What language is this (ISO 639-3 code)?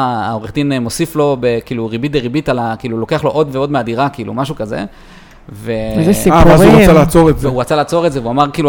heb